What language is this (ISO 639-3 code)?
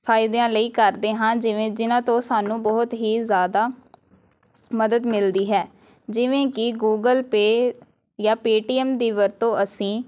pan